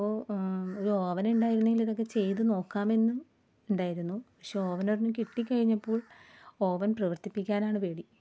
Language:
Malayalam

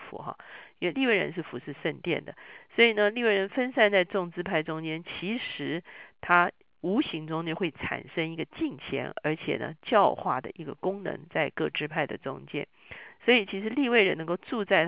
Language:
Chinese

